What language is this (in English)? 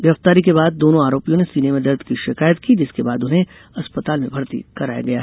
Hindi